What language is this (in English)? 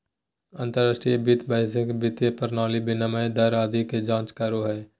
Magahi